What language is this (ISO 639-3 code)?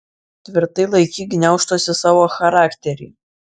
lit